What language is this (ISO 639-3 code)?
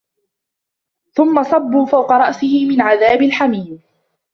ara